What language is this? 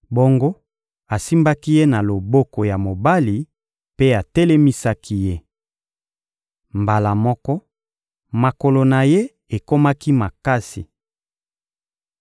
Lingala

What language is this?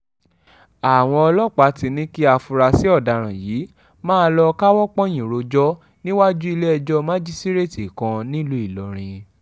Yoruba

